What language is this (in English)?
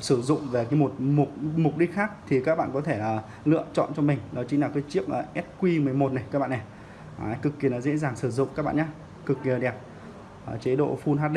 Vietnamese